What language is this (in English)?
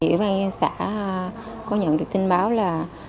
Vietnamese